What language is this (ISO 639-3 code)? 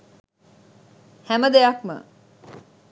sin